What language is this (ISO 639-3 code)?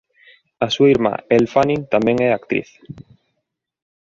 glg